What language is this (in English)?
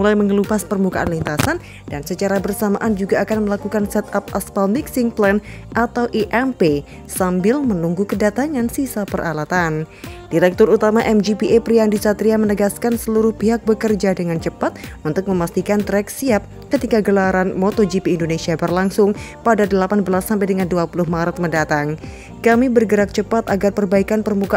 Indonesian